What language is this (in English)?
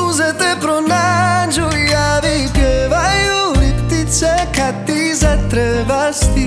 Croatian